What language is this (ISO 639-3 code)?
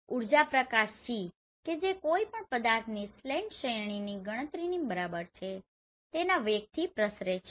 guj